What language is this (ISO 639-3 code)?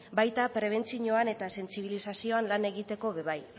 eus